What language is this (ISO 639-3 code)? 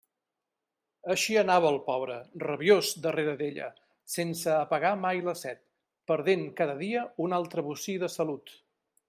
cat